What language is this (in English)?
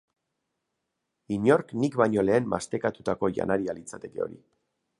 Basque